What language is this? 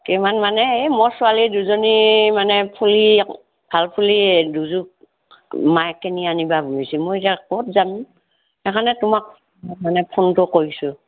Assamese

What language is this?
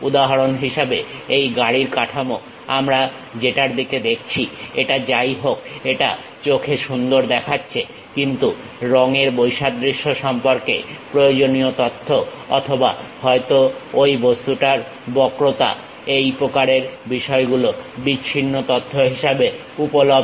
Bangla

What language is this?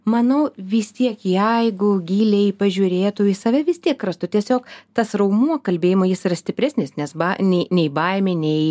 Lithuanian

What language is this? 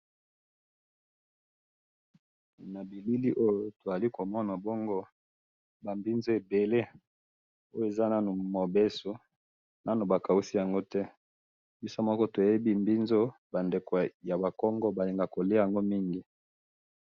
Lingala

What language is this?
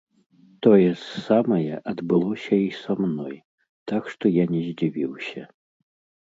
Belarusian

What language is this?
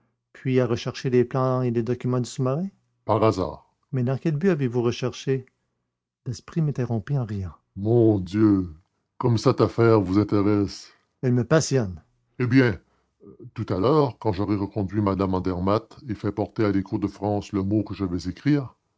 French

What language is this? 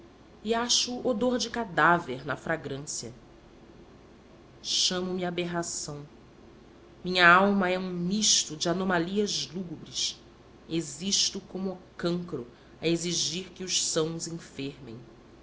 Portuguese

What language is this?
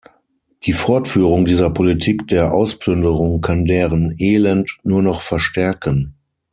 German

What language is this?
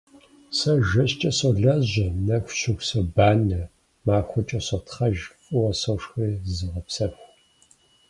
Kabardian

